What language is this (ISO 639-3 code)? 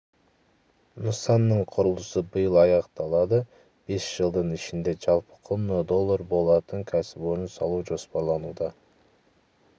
kaz